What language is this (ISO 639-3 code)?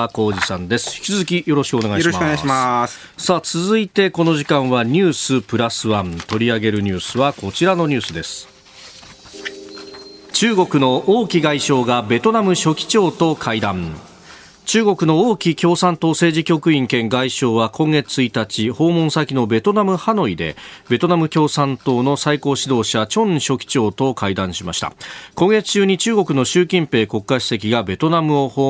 jpn